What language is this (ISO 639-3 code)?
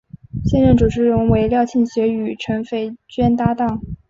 zho